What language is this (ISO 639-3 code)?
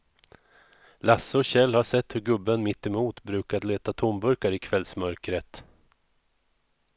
swe